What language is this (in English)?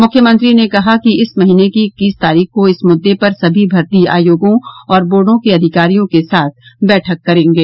Hindi